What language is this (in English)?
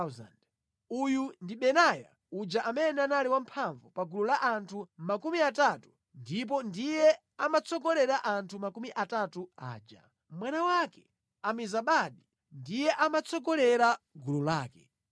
Nyanja